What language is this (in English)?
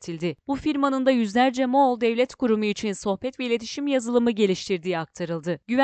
Turkish